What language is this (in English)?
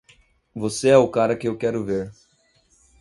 Portuguese